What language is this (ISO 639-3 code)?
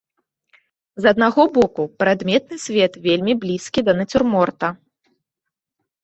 bel